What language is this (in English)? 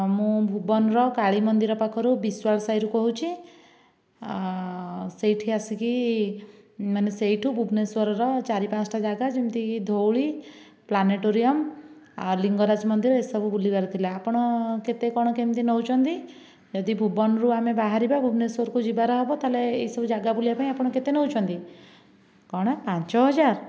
Odia